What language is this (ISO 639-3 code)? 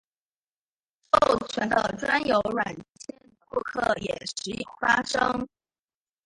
zho